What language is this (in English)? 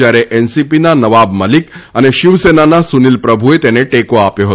Gujarati